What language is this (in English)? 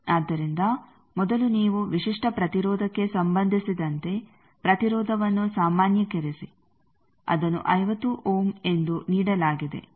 Kannada